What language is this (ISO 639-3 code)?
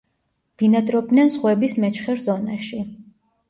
kat